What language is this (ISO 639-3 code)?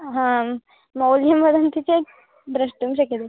san